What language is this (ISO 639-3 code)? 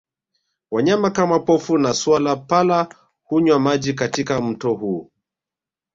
swa